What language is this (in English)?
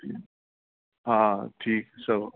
Sindhi